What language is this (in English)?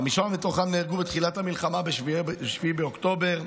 Hebrew